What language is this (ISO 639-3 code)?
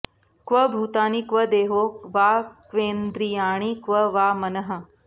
san